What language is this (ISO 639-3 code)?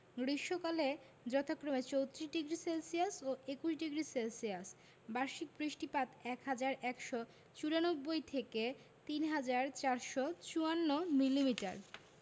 ben